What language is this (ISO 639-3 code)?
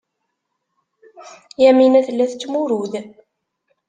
kab